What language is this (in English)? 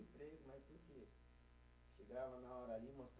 Portuguese